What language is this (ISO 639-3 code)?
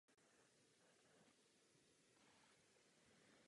ces